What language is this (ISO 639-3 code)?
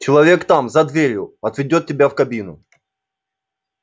rus